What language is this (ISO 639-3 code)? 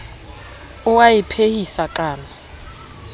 sot